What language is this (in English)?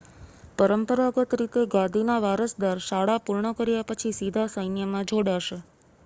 Gujarati